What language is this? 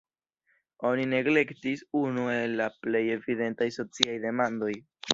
Esperanto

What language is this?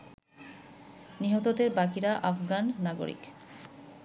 Bangla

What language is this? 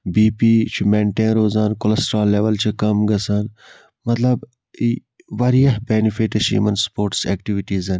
Kashmiri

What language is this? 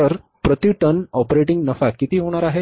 Marathi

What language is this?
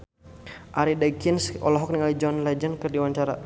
Sundanese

